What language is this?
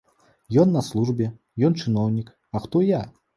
Belarusian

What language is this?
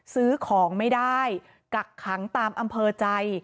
Thai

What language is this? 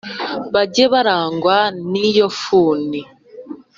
Kinyarwanda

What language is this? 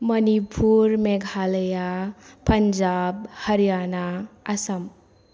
Bodo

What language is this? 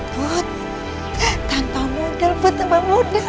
Indonesian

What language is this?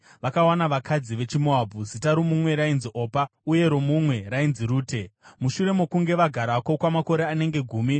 Shona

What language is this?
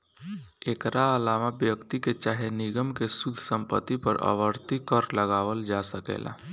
Bhojpuri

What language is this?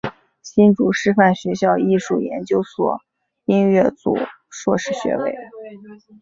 Chinese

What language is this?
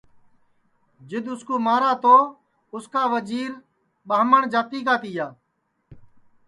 Sansi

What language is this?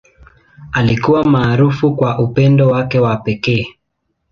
Swahili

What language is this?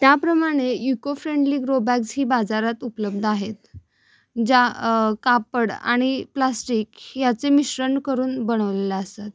Marathi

